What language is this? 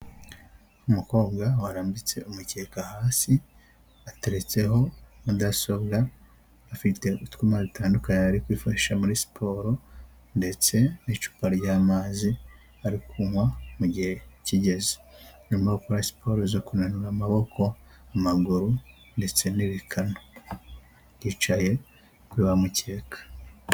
Kinyarwanda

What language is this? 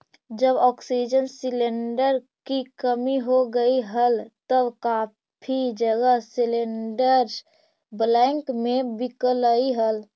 Magahi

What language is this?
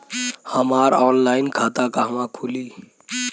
Bhojpuri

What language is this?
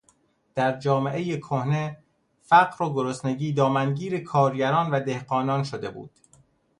Persian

